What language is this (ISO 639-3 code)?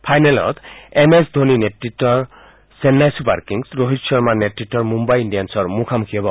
asm